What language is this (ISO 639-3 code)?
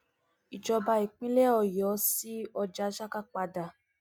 yor